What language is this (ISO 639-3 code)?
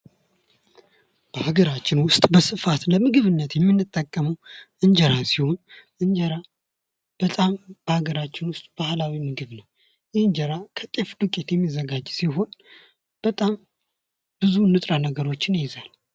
amh